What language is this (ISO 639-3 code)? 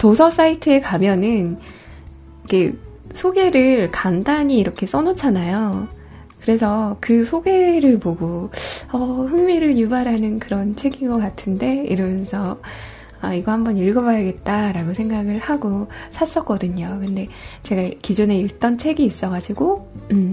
kor